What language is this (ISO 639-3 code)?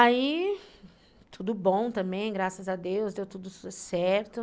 por